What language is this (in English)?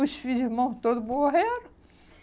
Portuguese